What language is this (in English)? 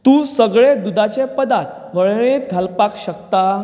Konkani